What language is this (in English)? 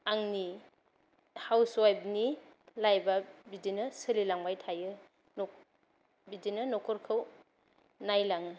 Bodo